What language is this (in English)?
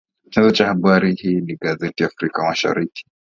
Swahili